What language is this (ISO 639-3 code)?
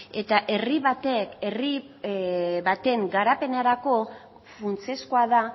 eus